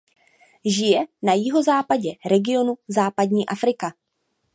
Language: Czech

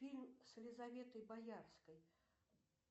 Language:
Russian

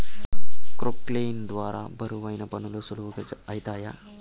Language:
Telugu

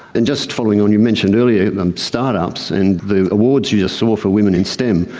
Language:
English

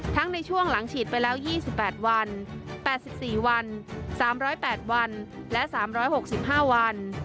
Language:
Thai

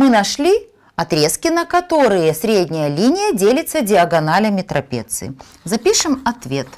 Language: Russian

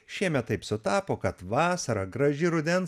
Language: Lithuanian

